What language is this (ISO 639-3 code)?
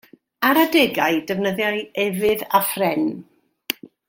cym